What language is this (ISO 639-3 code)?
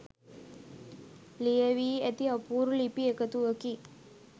sin